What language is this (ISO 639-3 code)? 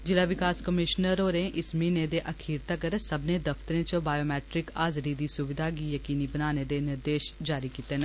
doi